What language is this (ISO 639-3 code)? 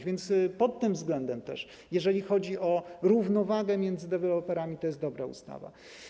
pol